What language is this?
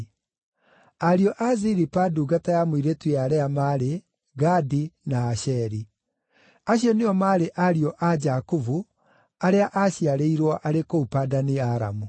Kikuyu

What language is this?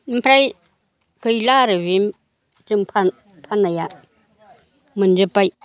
Bodo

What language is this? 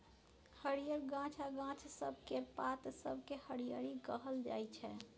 Maithili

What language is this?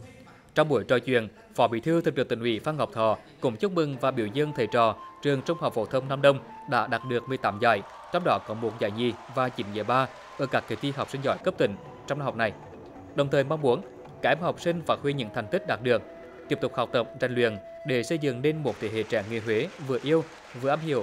Vietnamese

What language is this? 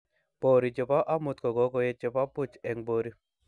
Kalenjin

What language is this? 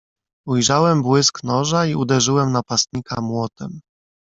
Polish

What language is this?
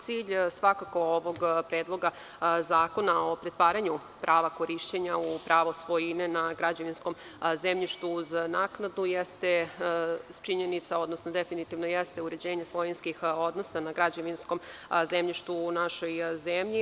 Serbian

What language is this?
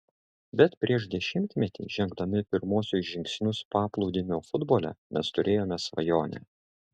Lithuanian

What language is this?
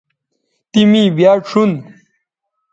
Bateri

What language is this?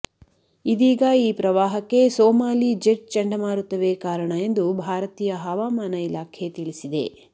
Kannada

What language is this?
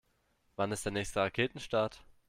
German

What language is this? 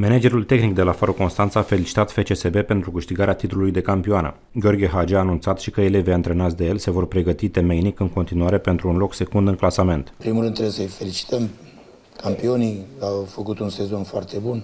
Romanian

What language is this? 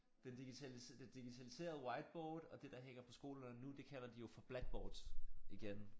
Danish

